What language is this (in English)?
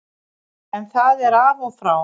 Icelandic